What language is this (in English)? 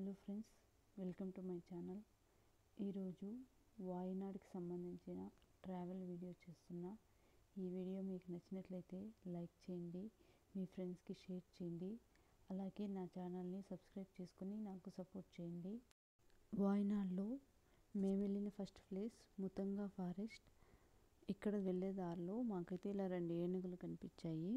Telugu